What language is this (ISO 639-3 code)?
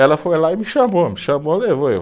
por